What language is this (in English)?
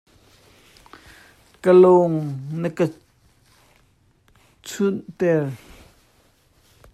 Hakha Chin